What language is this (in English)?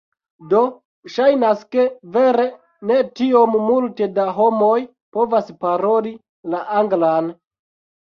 Esperanto